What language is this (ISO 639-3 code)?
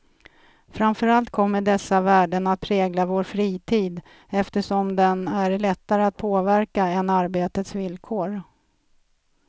swe